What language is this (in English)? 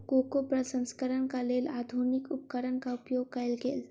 Maithili